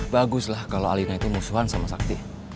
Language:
Indonesian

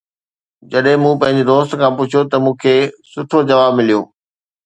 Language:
Sindhi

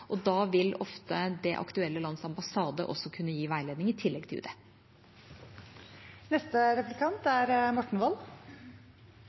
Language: Norwegian Bokmål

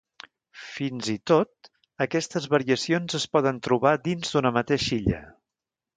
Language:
Catalan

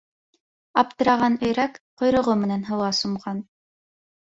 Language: Bashkir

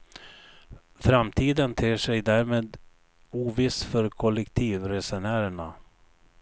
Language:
Swedish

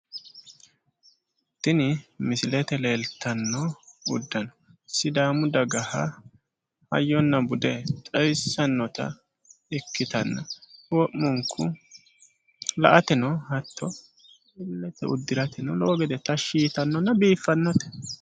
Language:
Sidamo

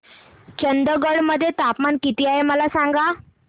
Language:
Marathi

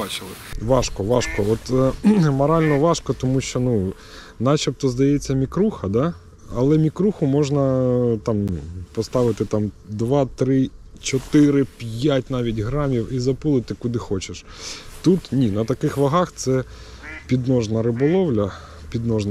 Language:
Ukrainian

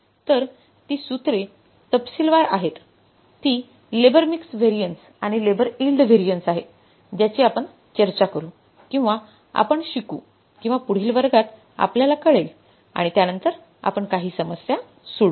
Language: Marathi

